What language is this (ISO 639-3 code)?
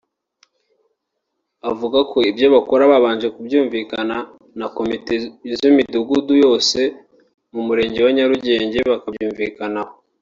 kin